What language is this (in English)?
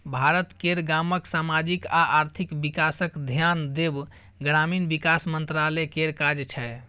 Maithili